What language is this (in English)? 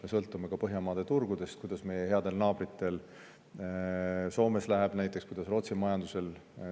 Estonian